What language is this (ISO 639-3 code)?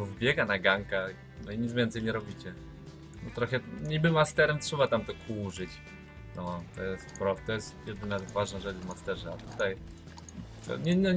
pol